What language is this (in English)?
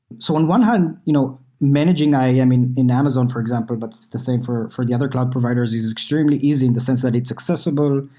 English